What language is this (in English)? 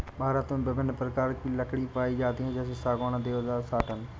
Hindi